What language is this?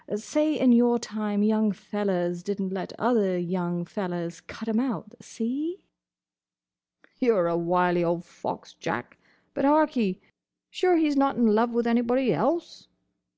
English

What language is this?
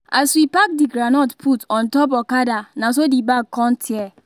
Nigerian Pidgin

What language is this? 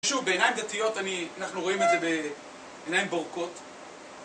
Hebrew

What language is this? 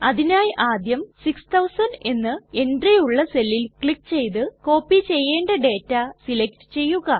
Malayalam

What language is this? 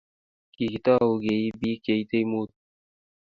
Kalenjin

